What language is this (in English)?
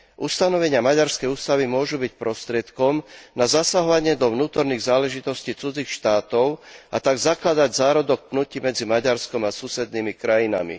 Slovak